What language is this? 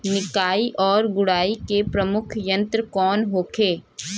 Bhojpuri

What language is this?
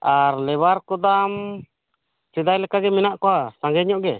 Santali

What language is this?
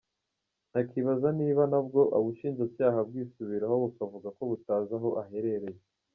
Kinyarwanda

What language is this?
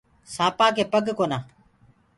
Gurgula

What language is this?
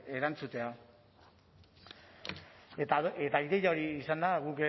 Basque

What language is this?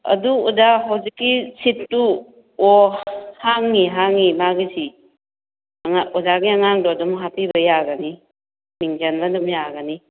Manipuri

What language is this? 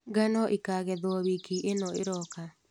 Kikuyu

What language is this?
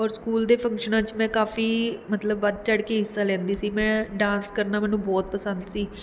Punjabi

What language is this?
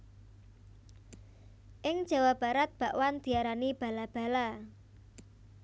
Javanese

